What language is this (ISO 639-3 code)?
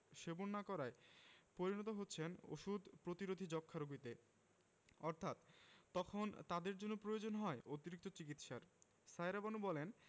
ben